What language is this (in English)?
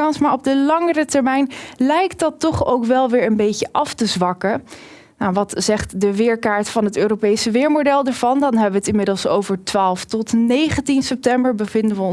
Dutch